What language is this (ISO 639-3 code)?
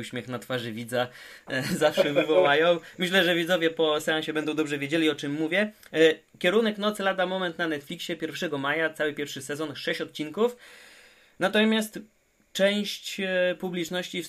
pol